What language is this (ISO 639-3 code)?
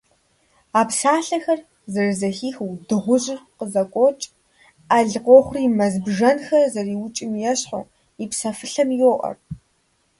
kbd